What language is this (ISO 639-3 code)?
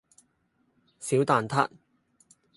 yue